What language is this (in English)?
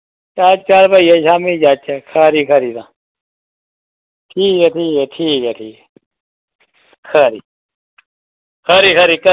Dogri